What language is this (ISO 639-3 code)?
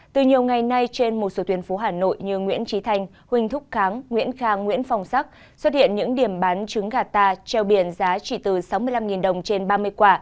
vie